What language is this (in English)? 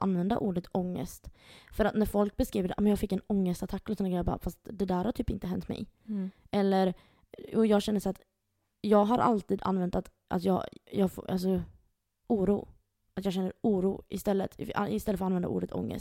Swedish